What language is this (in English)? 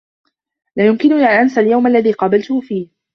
Arabic